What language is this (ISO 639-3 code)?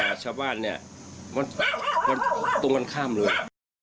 tha